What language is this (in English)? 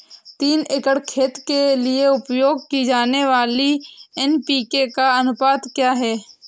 Hindi